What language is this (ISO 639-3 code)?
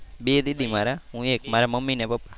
guj